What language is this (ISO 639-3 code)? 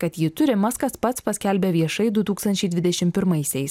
lit